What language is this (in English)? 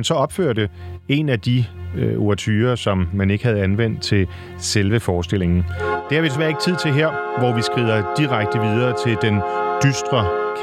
Danish